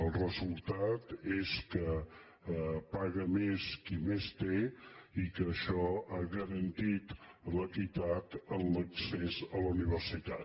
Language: Catalan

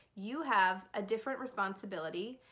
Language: English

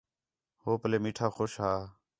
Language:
Khetrani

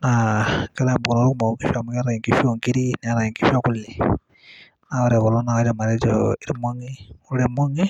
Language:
Masai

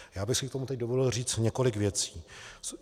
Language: Czech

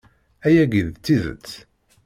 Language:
Kabyle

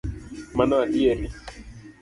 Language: Luo (Kenya and Tanzania)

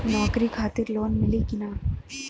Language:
Bhojpuri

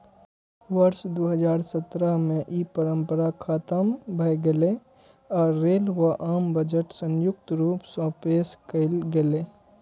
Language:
Maithili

